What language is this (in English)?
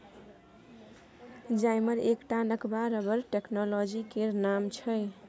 Maithili